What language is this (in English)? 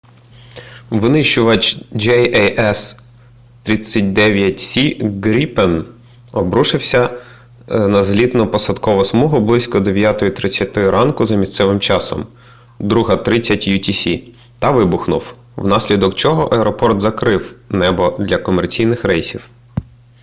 Ukrainian